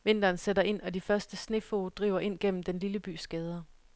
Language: Danish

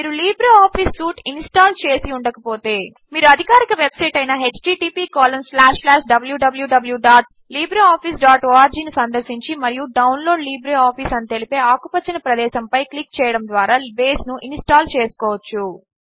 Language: Telugu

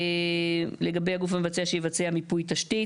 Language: Hebrew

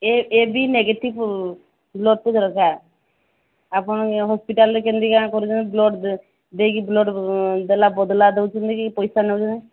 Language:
Odia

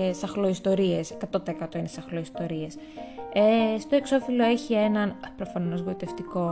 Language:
Greek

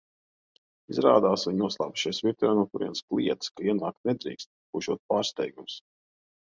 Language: Latvian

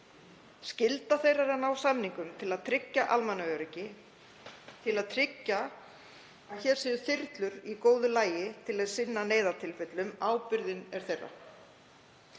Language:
Icelandic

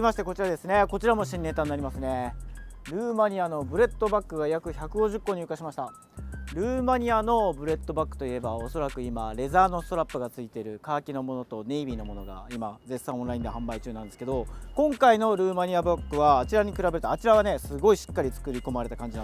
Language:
Japanese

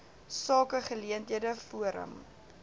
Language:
Afrikaans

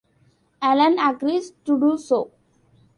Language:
English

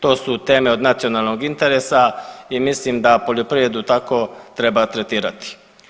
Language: Croatian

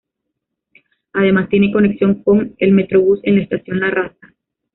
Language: Spanish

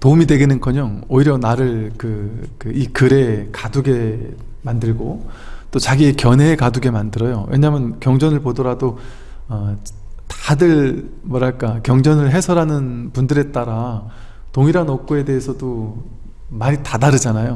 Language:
Korean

